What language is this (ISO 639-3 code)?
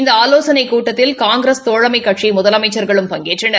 tam